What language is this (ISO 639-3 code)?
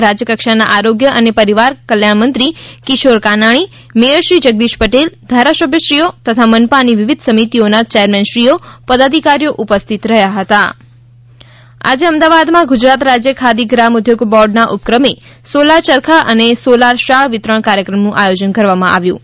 guj